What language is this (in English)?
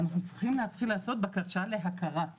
Hebrew